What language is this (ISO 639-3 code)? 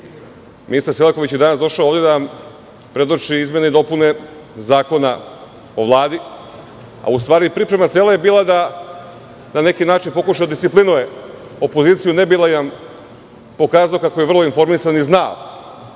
srp